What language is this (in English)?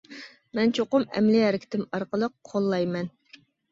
Uyghur